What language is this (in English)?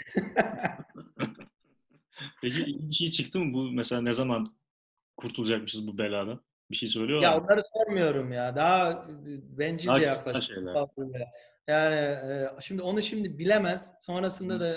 Turkish